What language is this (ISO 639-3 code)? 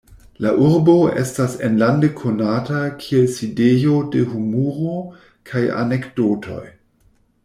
epo